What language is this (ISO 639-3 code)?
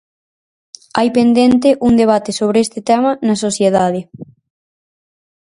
glg